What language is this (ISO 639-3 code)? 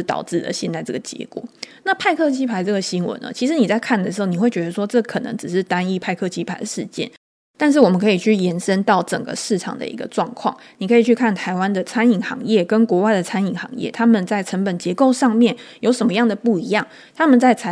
zho